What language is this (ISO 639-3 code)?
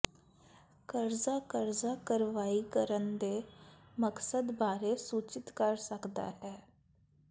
pan